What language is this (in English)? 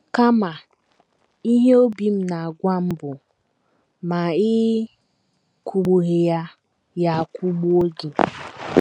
Igbo